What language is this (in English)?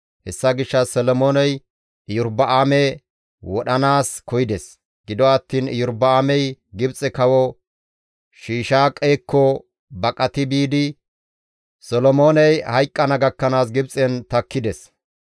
Gamo